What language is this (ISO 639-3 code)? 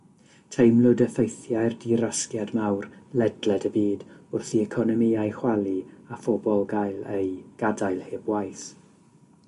cym